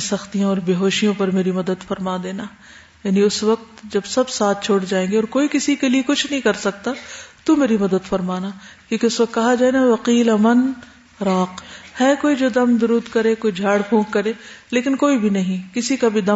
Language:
Urdu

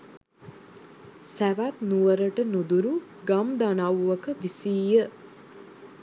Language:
Sinhala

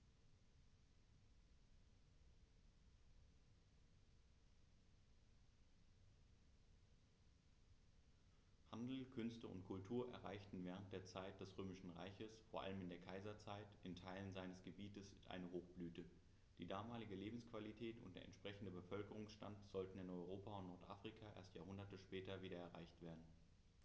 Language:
German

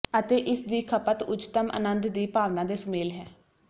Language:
Punjabi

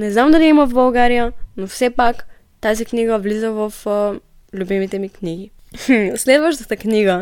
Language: Bulgarian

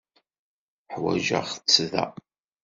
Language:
Kabyle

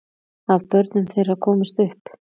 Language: Icelandic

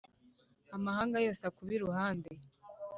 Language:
Kinyarwanda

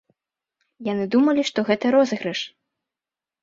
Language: Belarusian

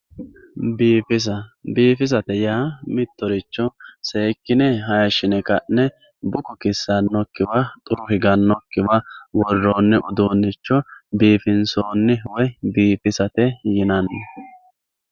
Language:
Sidamo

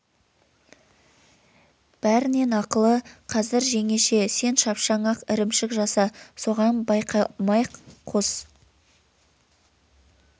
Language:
Kazakh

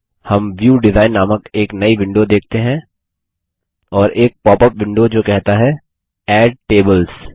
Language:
Hindi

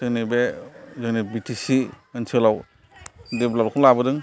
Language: Bodo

